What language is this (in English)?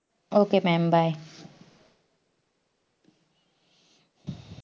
Marathi